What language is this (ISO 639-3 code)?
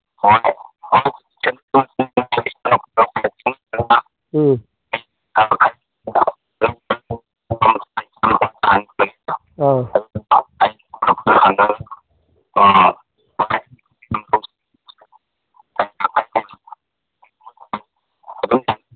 mni